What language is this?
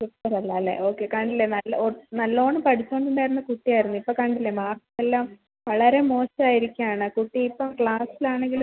Malayalam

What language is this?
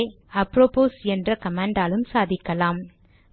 Tamil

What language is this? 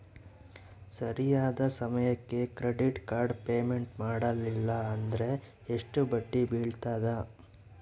Kannada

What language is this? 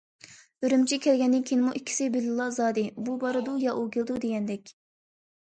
Uyghur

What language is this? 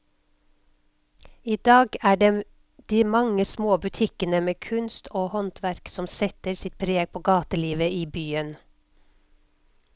Norwegian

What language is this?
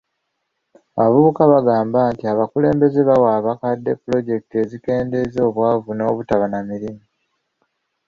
Ganda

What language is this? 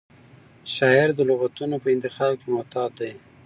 Pashto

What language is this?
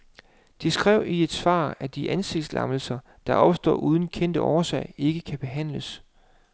Danish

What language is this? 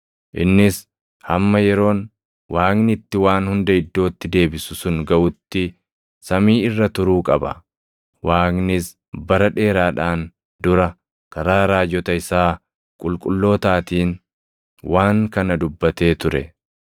Oromo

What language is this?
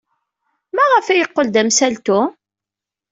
Kabyle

